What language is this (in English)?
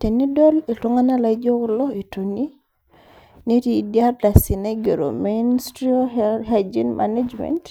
Masai